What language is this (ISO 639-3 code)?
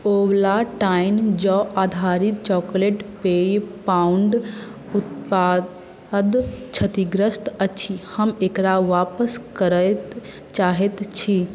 mai